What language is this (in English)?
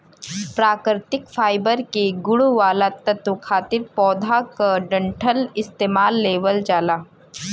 Bhojpuri